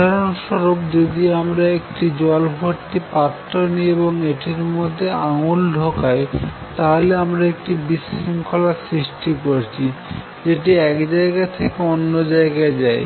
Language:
Bangla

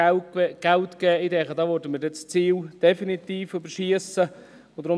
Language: Swiss German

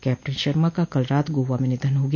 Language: Hindi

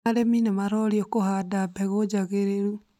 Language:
Kikuyu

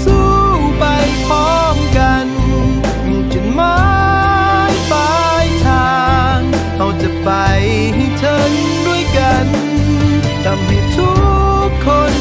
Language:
Thai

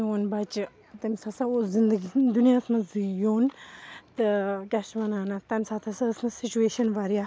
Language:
Kashmiri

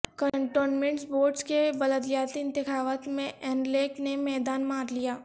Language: Urdu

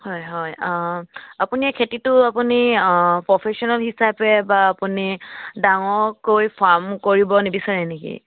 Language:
Assamese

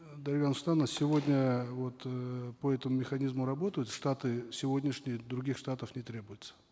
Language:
Kazakh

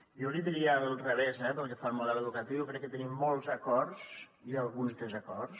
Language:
Catalan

